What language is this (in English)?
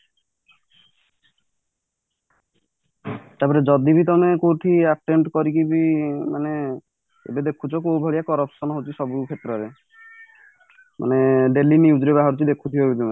Odia